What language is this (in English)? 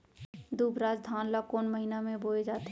Chhattisgarhi